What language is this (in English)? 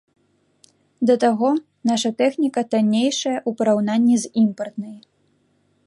Belarusian